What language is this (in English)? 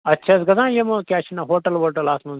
Kashmiri